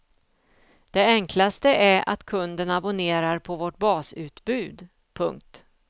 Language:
Swedish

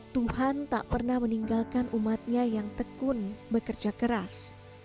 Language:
Indonesian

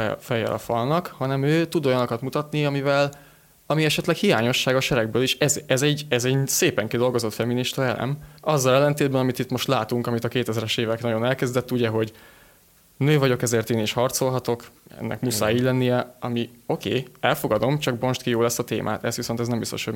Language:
Hungarian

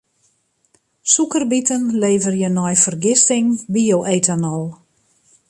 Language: Western Frisian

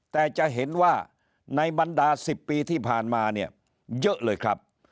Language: Thai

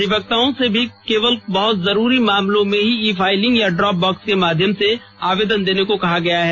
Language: Hindi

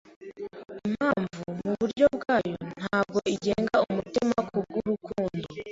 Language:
Kinyarwanda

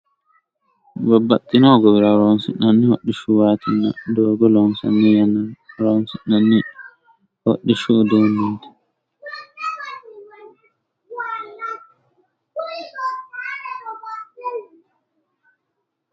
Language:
Sidamo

